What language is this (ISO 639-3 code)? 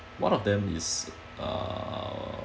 eng